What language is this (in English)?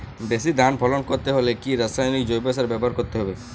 Bangla